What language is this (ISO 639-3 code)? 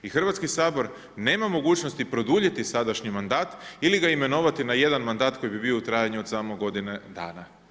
hrv